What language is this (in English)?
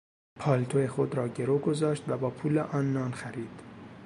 Persian